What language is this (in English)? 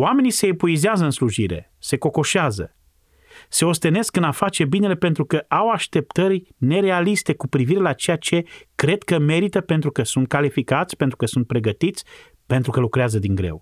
Romanian